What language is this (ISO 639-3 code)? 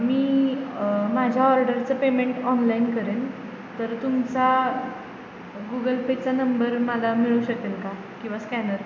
mar